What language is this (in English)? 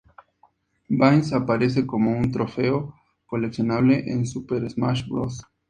Spanish